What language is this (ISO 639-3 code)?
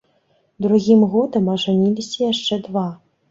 bel